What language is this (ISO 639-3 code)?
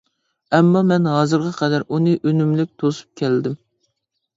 uig